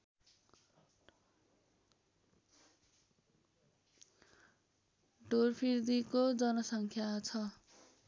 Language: Nepali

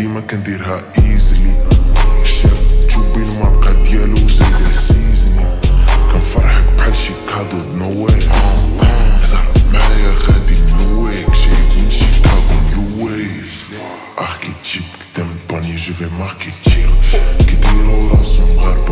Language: Arabic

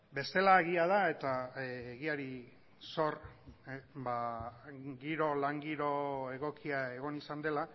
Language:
Basque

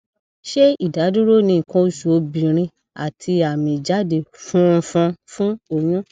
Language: Yoruba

